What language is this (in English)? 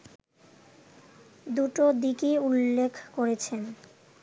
Bangla